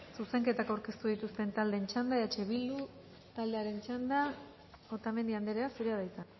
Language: Basque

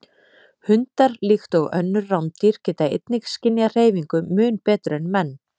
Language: Icelandic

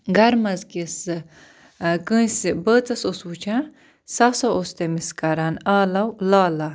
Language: Kashmiri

